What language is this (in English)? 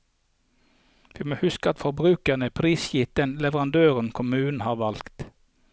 Norwegian